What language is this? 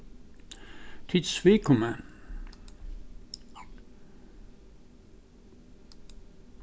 Faroese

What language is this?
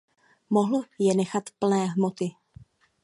Czech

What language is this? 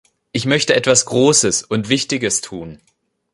German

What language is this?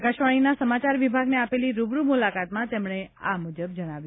Gujarati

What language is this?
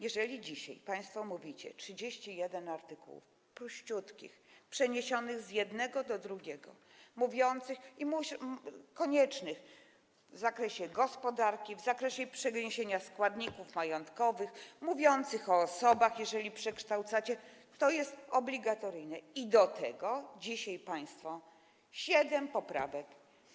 Polish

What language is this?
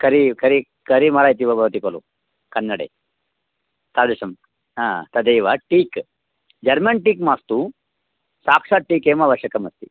Sanskrit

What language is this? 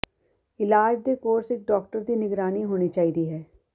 Punjabi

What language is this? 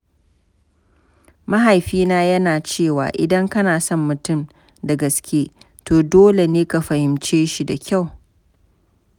Hausa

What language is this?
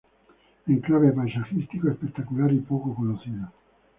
Spanish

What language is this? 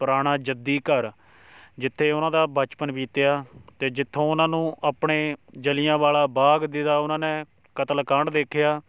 Punjabi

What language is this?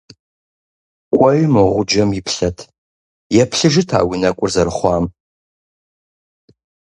Kabardian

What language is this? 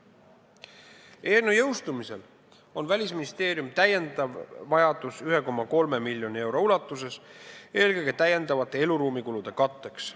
Estonian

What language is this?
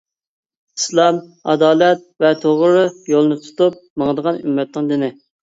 Uyghur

